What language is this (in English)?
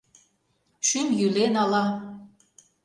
Mari